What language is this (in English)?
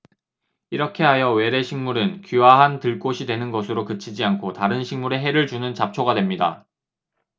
Korean